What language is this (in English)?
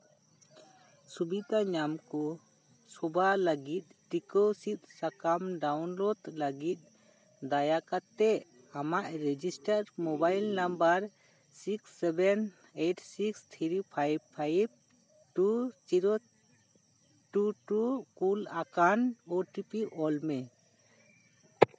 Santali